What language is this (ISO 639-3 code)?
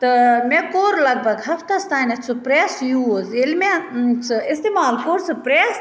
kas